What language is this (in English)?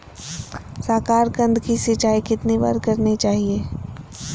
Magahi